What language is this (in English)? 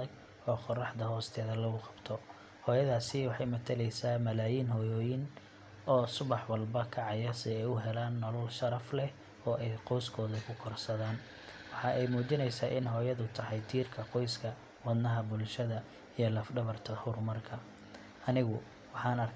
Somali